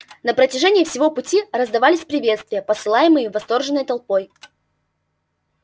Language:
Russian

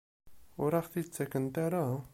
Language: Kabyle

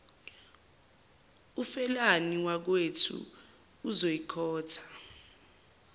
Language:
Zulu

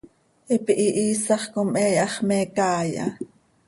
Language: Seri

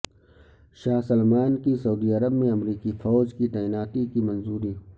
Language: Urdu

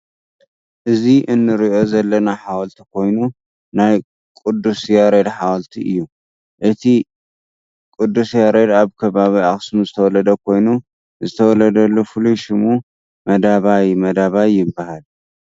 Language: Tigrinya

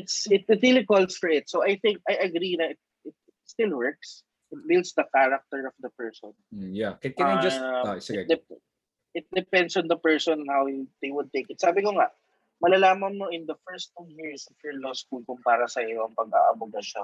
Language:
Filipino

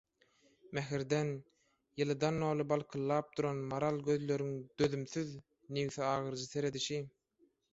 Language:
Turkmen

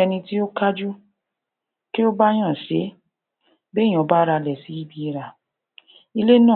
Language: Yoruba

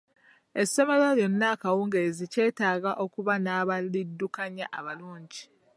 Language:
Ganda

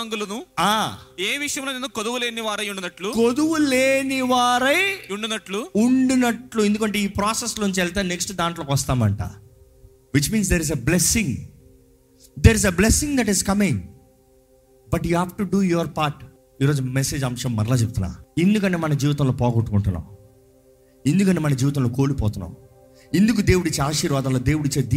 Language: Telugu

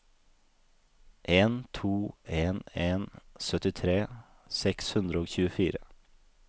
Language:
Norwegian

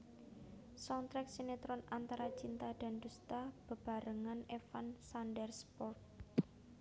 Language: Javanese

